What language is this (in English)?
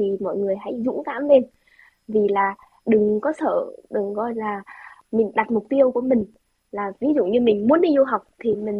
Vietnamese